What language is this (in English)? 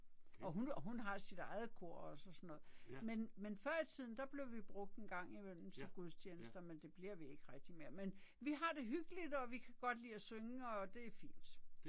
Danish